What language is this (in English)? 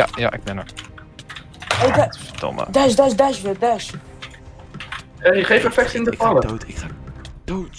Dutch